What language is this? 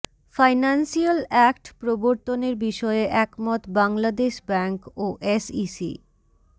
Bangla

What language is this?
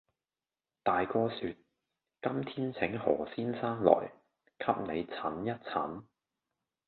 Cantonese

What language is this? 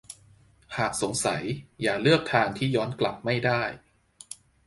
Thai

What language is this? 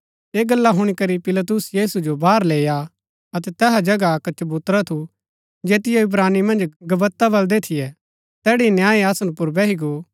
Gaddi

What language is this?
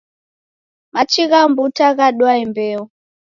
Taita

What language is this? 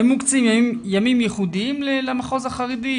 Hebrew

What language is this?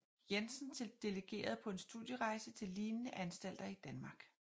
Danish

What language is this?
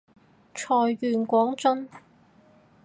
Cantonese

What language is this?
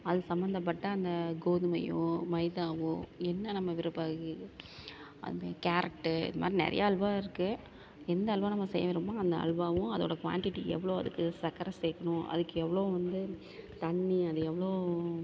Tamil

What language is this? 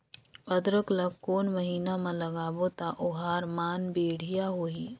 Chhattisgarhi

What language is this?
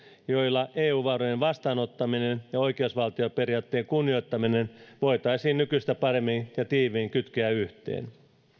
Finnish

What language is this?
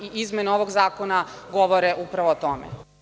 Serbian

